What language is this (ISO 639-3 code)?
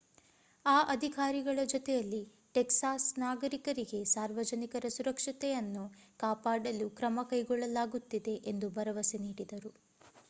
kan